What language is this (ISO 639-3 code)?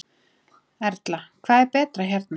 isl